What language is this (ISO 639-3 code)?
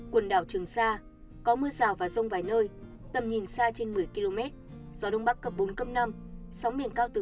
vie